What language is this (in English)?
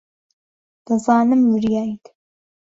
Central Kurdish